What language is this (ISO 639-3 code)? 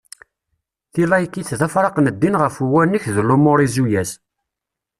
kab